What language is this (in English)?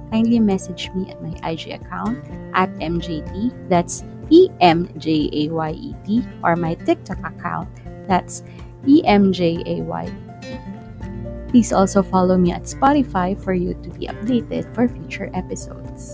Filipino